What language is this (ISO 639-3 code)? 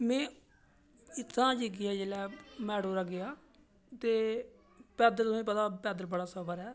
doi